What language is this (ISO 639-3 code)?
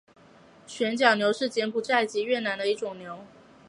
zho